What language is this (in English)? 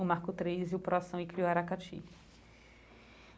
Portuguese